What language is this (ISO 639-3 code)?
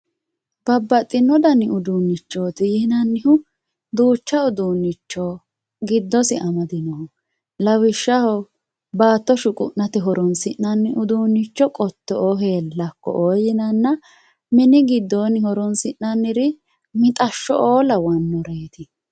sid